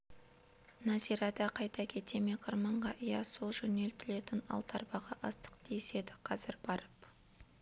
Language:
Kazakh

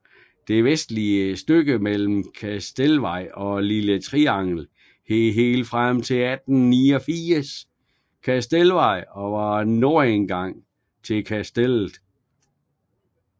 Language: Danish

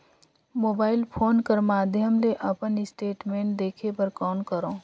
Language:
Chhattisgarhi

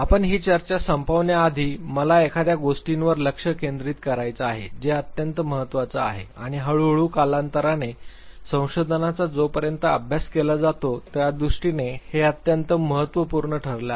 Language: Marathi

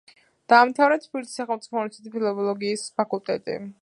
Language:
Georgian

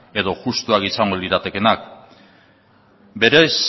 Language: Basque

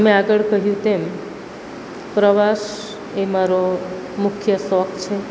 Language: Gujarati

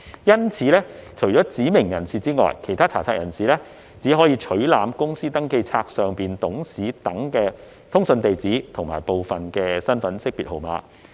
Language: Cantonese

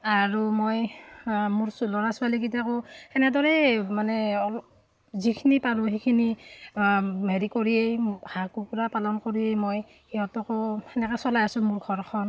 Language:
Assamese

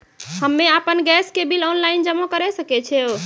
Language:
Maithili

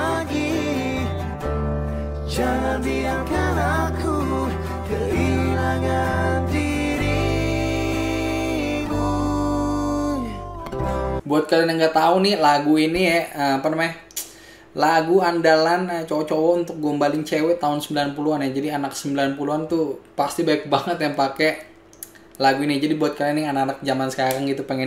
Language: Indonesian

